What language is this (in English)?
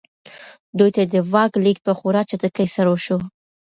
Pashto